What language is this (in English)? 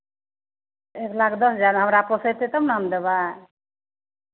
Maithili